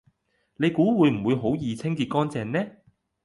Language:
Cantonese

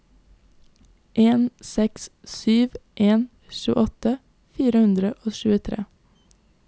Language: Norwegian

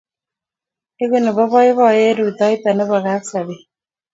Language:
Kalenjin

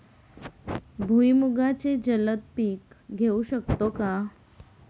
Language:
Marathi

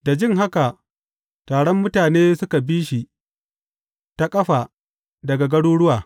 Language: Hausa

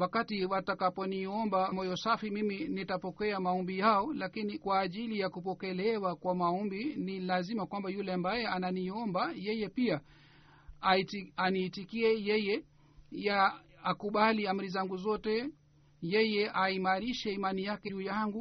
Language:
Swahili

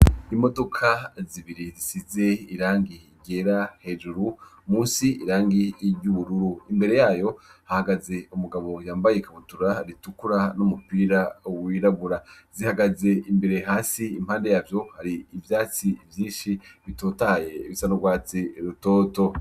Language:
Rundi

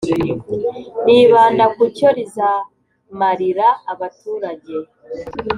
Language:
Kinyarwanda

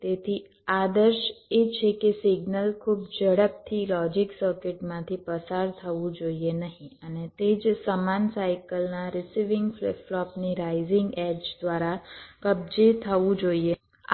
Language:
Gujarati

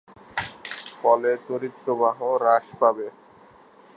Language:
Bangla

